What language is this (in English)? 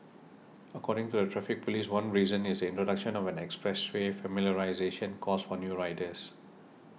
English